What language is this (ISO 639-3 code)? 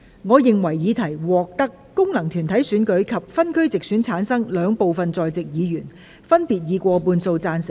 yue